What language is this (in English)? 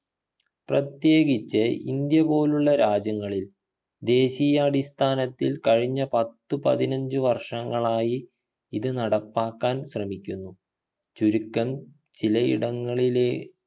Malayalam